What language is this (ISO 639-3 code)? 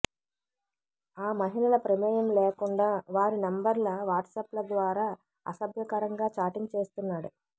tel